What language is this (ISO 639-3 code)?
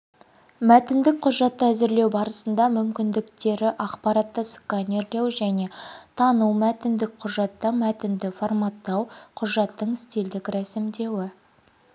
kaz